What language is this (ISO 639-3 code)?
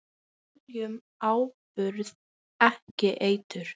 isl